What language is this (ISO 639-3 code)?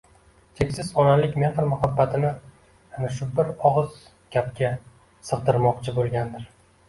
uzb